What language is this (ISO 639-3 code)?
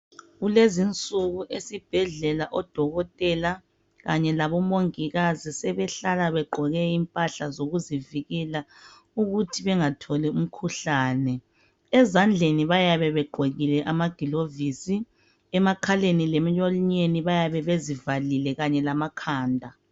nde